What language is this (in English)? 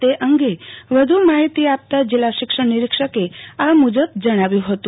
Gujarati